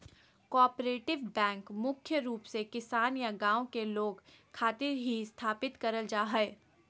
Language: Magahi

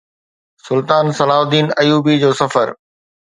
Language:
Sindhi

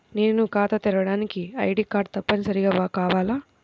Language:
Telugu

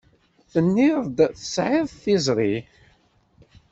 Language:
Kabyle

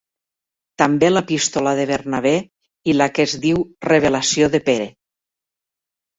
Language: Catalan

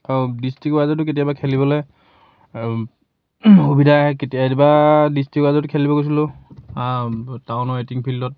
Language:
Assamese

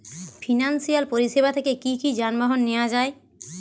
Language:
Bangla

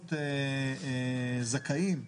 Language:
Hebrew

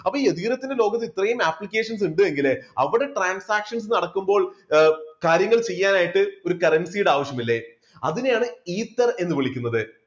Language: Malayalam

